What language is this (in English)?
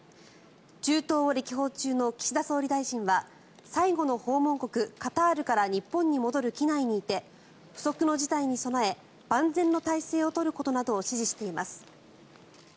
Japanese